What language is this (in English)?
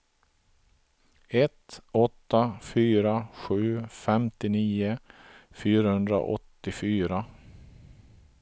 Swedish